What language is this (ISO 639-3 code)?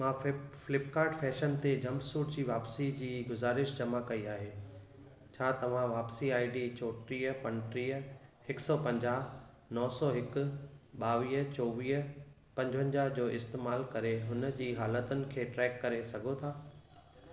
snd